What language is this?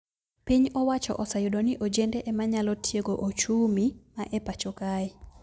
Luo (Kenya and Tanzania)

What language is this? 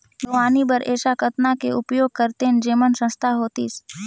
Chhattisgarhi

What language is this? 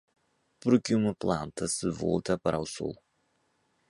Portuguese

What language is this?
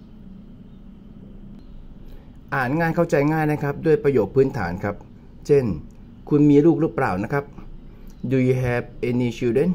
Thai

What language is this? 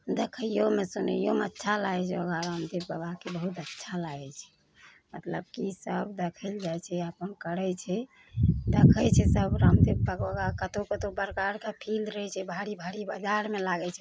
Maithili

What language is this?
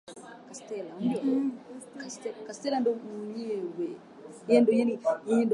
Swahili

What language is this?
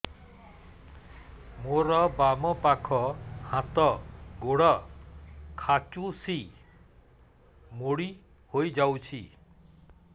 Odia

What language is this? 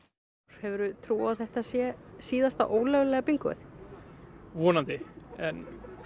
Icelandic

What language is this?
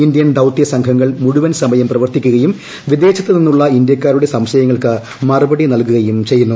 Malayalam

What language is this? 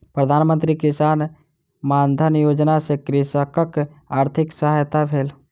Maithili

